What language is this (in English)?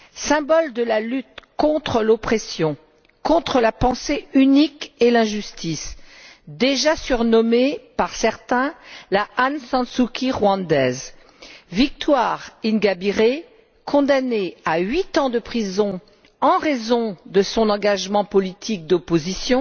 French